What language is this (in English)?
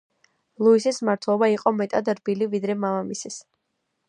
Georgian